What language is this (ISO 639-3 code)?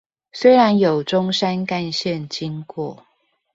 zho